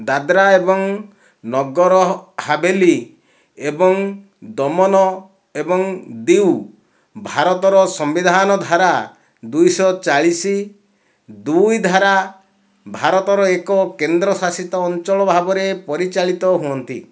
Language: Odia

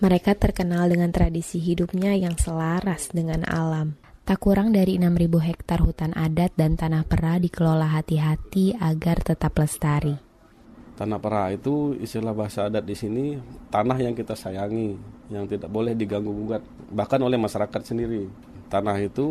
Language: Indonesian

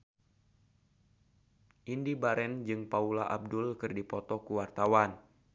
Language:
Sundanese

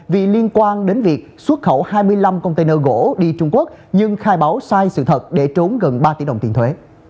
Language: Vietnamese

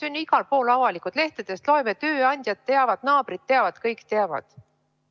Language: Estonian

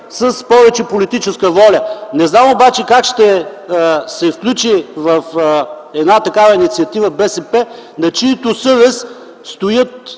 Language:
Bulgarian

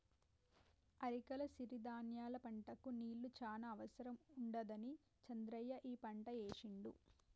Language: Telugu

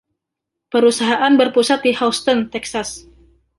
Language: Indonesian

